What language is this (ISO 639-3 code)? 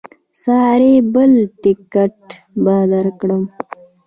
pus